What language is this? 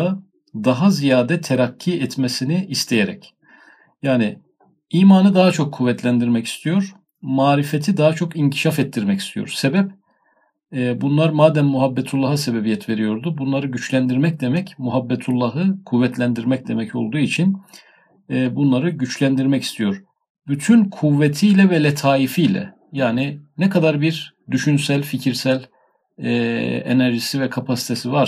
Turkish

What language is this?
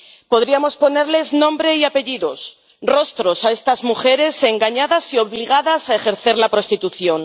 Spanish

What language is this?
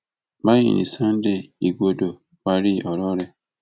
Yoruba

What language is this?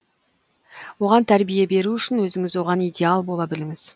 Kazakh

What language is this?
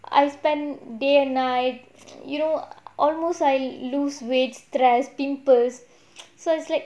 English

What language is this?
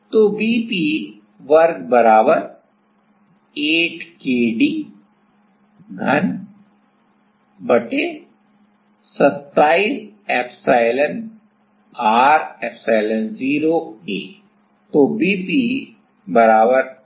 Hindi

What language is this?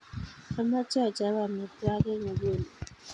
Kalenjin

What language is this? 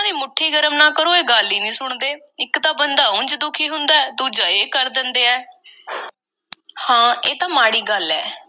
Punjabi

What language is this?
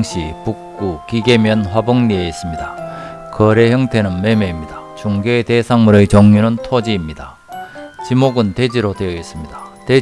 Korean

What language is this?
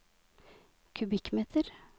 Norwegian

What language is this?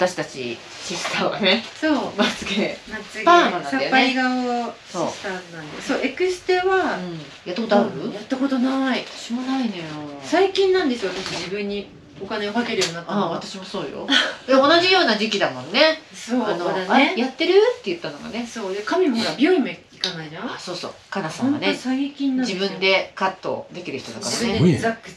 Japanese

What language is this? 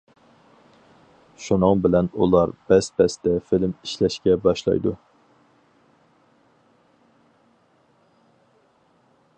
Uyghur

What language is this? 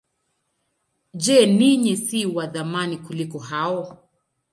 Swahili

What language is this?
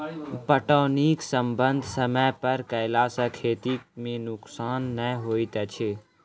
Maithili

